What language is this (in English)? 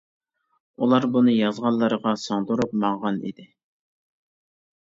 Uyghur